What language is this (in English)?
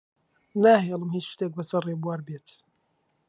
Central Kurdish